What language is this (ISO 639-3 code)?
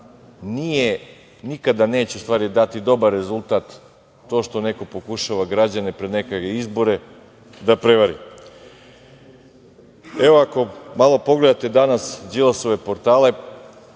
srp